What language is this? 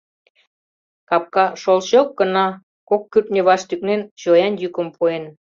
Mari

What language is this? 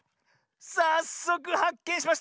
Japanese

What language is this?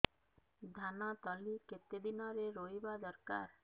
Odia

